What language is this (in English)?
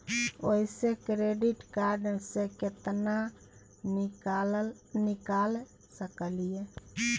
Maithili